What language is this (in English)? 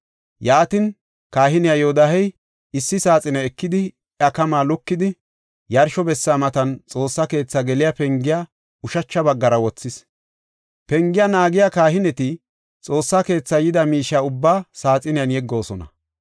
Gofa